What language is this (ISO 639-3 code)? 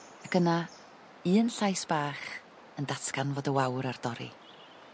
cym